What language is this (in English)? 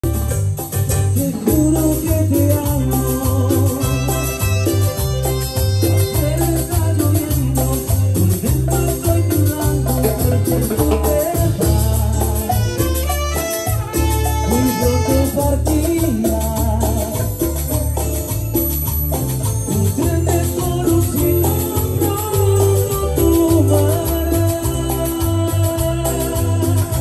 Spanish